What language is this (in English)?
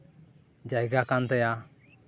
Santali